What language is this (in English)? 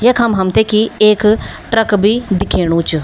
Garhwali